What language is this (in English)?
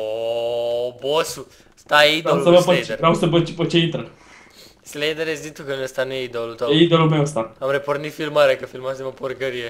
Romanian